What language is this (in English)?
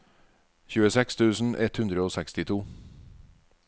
Norwegian